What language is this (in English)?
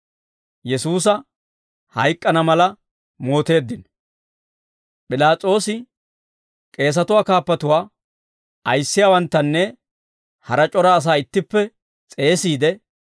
Dawro